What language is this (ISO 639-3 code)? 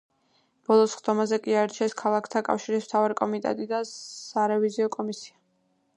kat